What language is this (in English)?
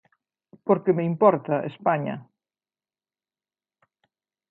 Galician